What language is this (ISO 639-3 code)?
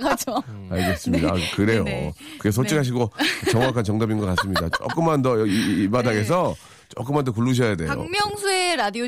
kor